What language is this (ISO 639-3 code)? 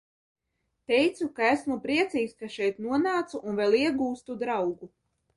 lav